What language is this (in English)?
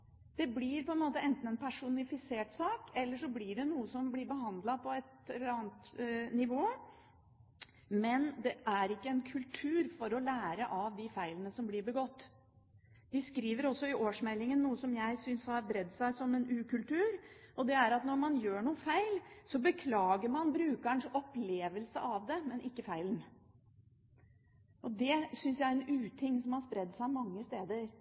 Norwegian Bokmål